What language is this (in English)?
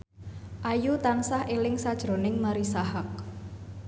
Javanese